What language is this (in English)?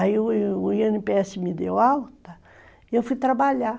Portuguese